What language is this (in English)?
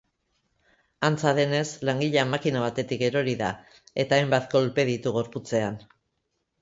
Basque